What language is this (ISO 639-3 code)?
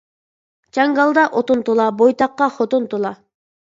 uig